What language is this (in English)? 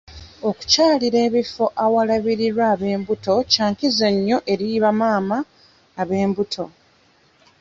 Ganda